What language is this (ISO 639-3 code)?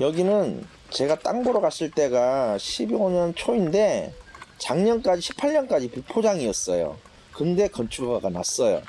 kor